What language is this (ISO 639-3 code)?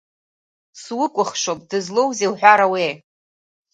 abk